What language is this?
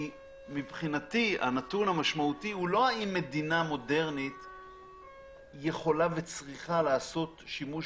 Hebrew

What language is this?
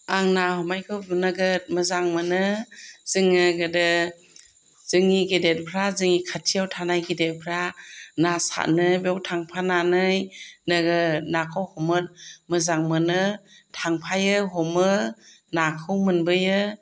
Bodo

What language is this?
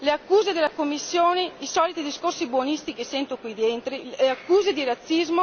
Italian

